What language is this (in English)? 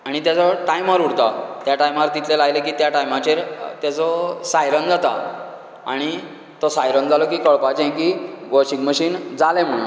Konkani